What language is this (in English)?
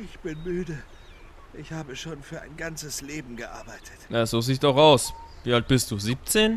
German